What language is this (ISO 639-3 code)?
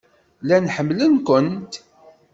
kab